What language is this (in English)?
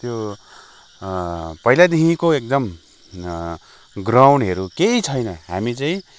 Nepali